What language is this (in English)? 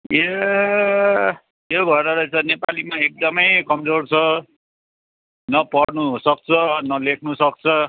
Nepali